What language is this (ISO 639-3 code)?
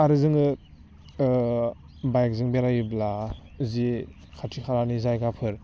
brx